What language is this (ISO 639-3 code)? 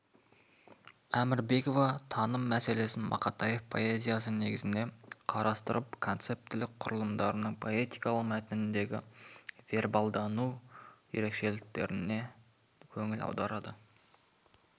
kaz